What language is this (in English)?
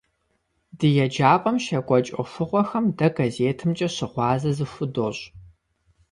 Kabardian